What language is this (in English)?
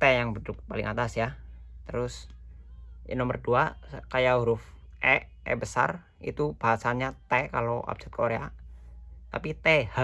Indonesian